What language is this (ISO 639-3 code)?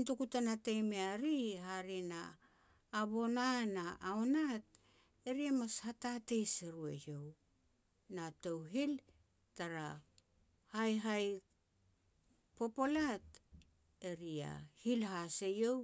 pex